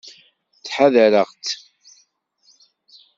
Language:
Kabyle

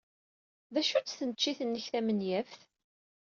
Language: Kabyle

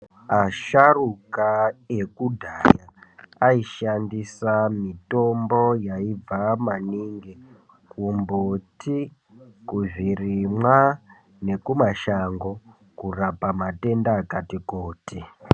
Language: Ndau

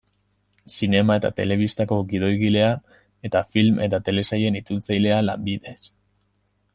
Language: Basque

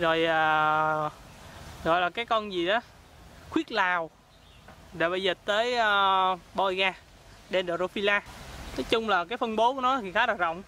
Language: Vietnamese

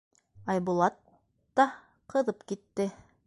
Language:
Bashkir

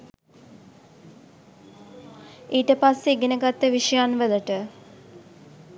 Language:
Sinhala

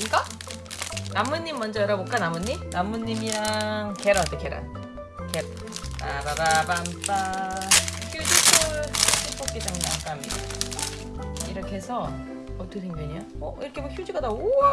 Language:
Korean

